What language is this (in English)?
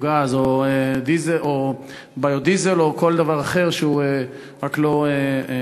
Hebrew